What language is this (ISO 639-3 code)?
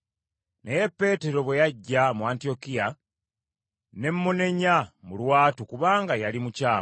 lug